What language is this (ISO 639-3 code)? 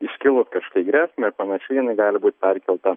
lit